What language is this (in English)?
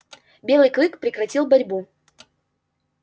Russian